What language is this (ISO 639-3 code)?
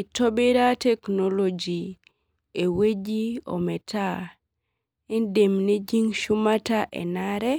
mas